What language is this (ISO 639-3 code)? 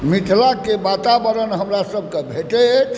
mai